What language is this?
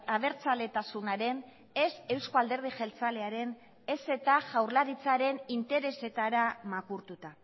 Basque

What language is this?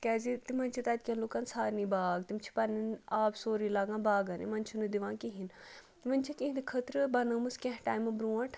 Kashmiri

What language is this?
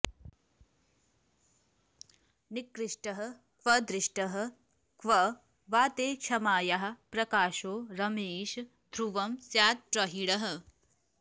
Sanskrit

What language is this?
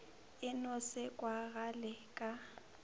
Northern Sotho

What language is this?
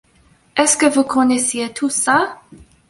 French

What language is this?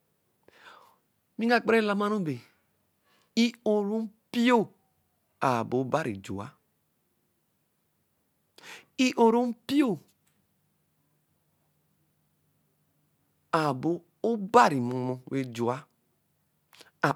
Eleme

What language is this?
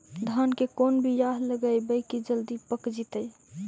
Magahi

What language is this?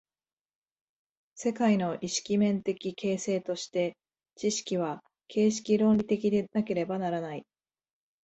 Japanese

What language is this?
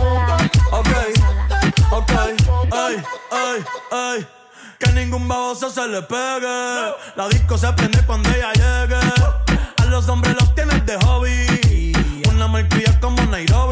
French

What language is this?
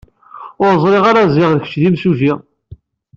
Kabyle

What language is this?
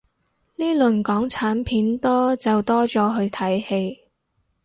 Cantonese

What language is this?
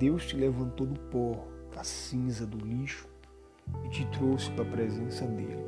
Portuguese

